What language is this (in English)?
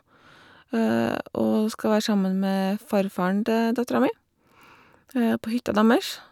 Norwegian